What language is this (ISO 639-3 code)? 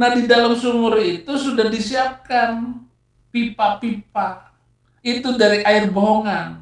ind